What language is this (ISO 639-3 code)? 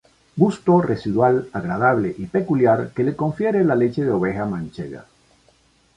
spa